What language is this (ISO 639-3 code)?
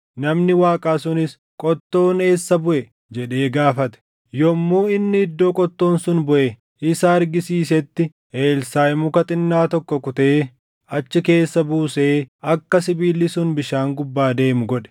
orm